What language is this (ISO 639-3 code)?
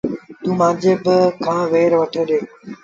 sbn